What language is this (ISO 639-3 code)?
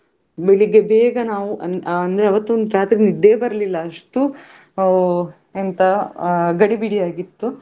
kan